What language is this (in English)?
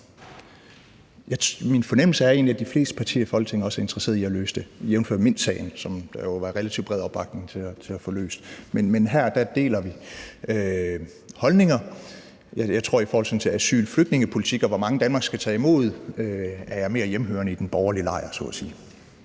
Danish